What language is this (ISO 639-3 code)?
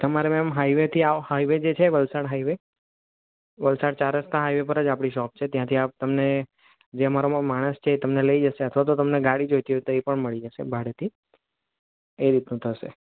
guj